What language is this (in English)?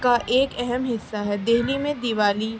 Urdu